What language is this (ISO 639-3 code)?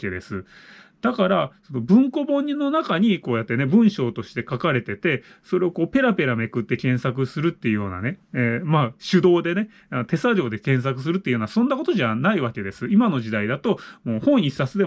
jpn